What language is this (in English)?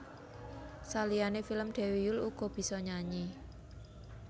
Javanese